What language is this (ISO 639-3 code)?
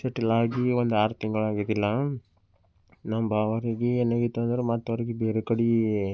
kan